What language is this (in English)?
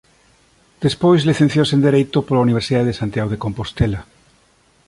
Galician